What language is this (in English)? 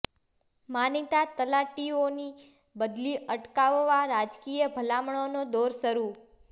Gujarati